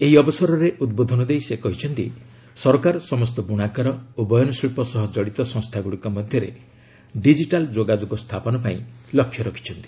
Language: Odia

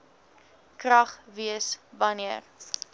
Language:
Afrikaans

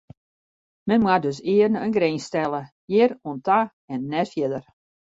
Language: Western Frisian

